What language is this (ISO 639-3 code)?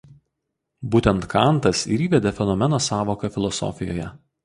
lit